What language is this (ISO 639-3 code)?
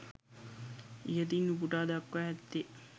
sin